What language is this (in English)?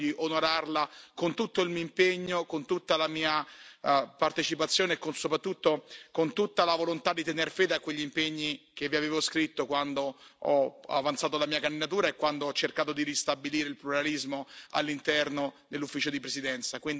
Italian